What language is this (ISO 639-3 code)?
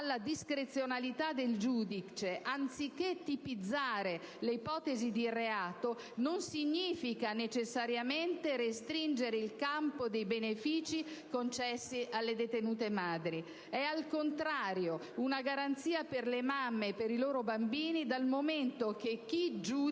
ita